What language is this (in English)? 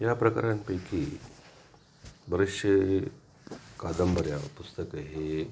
Marathi